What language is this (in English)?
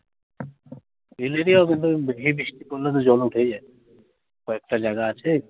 Bangla